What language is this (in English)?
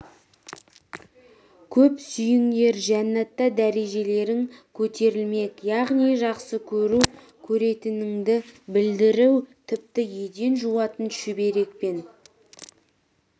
Kazakh